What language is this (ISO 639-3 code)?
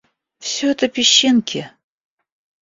rus